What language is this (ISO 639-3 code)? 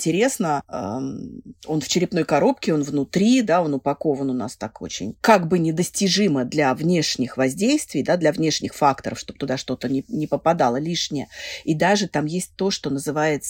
rus